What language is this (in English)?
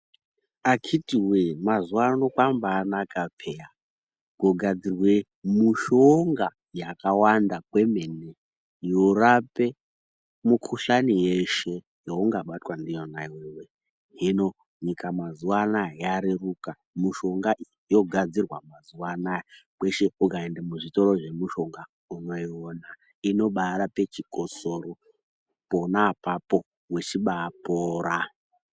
Ndau